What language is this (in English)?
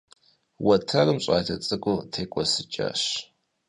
Kabardian